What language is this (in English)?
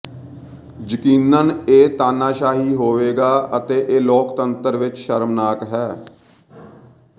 Punjabi